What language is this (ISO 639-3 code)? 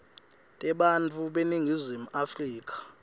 ssw